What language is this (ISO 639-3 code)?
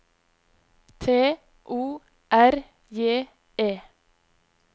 nor